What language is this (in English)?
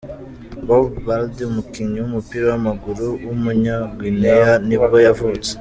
Kinyarwanda